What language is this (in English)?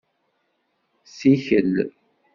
Kabyle